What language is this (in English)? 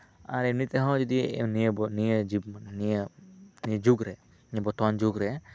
Santali